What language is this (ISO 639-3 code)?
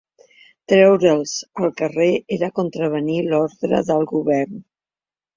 cat